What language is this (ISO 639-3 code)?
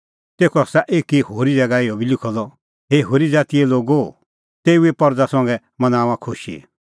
kfx